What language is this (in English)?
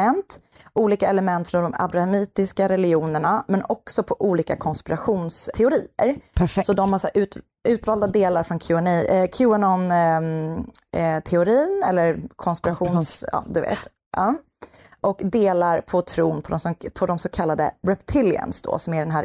Swedish